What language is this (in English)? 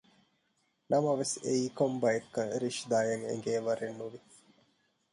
Divehi